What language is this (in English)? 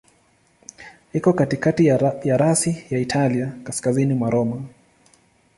Swahili